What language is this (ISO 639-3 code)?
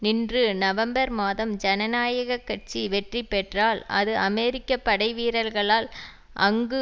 tam